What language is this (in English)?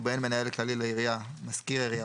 Hebrew